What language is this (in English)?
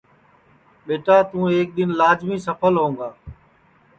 Sansi